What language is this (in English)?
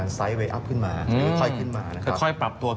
Thai